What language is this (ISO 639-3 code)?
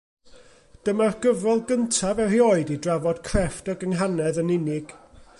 cym